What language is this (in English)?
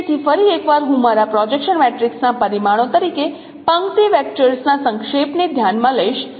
Gujarati